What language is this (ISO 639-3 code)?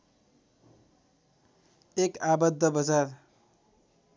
nep